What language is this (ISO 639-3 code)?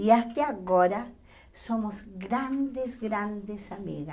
por